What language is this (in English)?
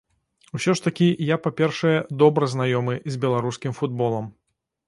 Belarusian